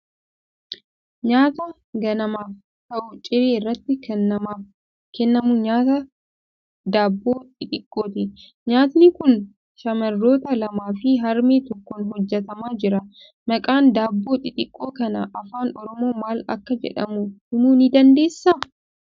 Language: Oromo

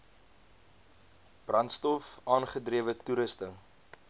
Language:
Afrikaans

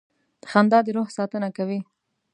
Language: Pashto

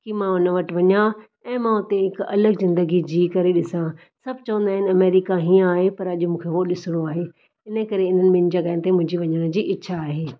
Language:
Sindhi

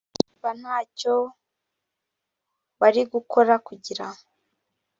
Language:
Kinyarwanda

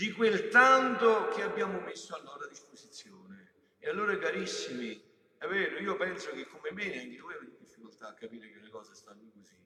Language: Italian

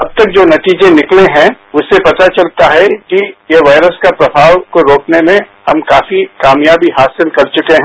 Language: Hindi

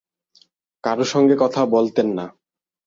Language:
Bangla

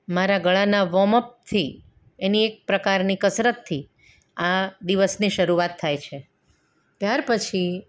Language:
Gujarati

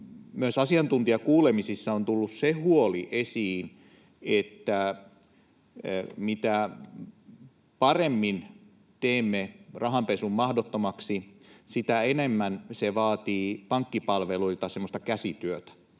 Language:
Finnish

